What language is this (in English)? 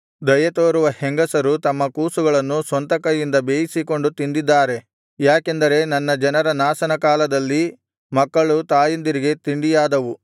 Kannada